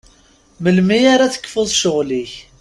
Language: Kabyle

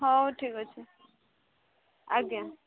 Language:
Odia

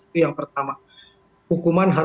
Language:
Indonesian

